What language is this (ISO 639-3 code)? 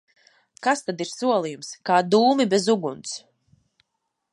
lav